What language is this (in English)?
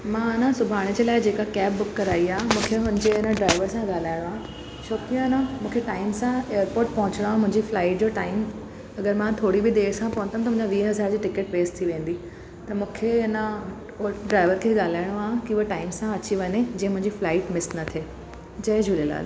Sindhi